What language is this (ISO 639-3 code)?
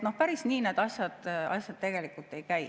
est